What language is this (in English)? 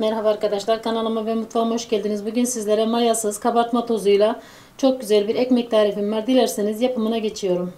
Turkish